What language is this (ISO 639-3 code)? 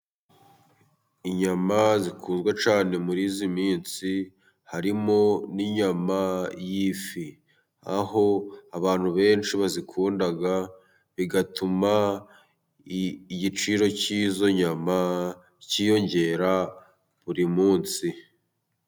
kin